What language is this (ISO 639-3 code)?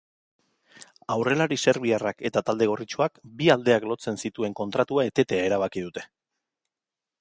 eus